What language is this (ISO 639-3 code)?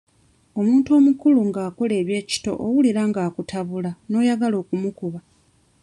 lug